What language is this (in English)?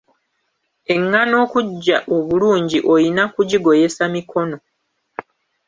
Ganda